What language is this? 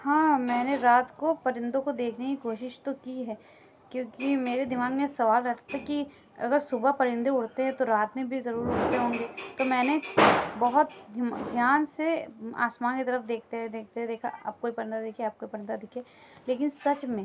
Urdu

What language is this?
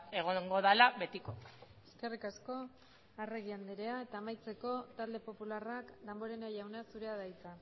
Basque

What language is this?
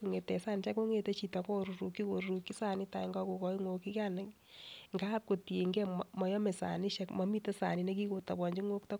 Kalenjin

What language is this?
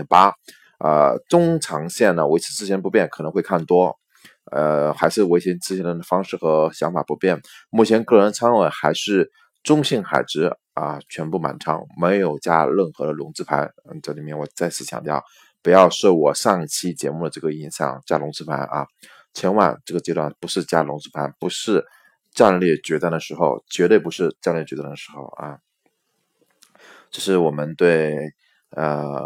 Chinese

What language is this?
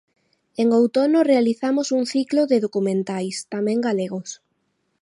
Galician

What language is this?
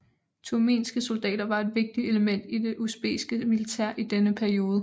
Danish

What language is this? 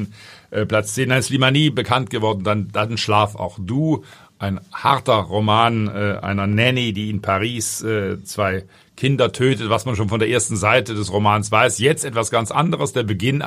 German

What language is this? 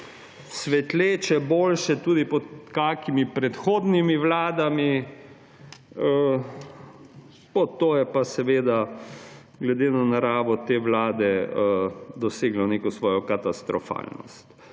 Slovenian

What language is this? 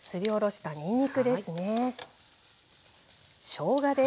Japanese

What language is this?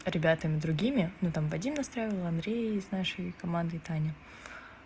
Russian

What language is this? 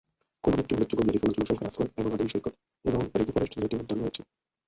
Bangla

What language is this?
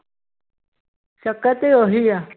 Punjabi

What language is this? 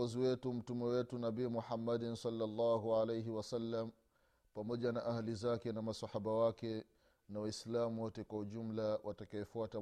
Swahili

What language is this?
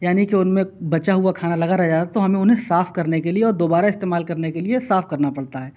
Urdu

